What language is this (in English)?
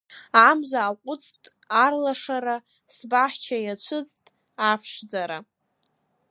Abkhazian